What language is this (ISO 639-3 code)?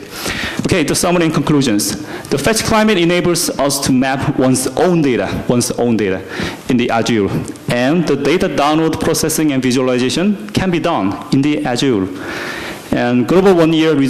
eng